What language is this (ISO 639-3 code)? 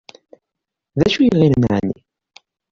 kab